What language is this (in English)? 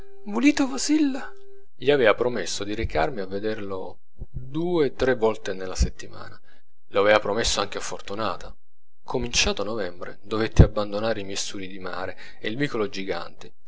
Italian